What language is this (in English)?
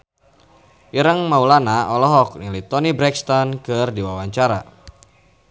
Sundanese